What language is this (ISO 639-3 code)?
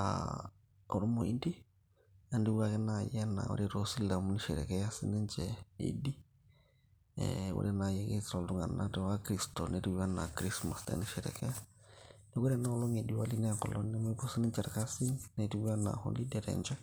mas